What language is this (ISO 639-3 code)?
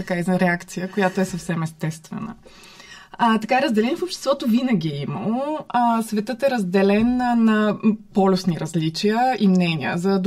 bul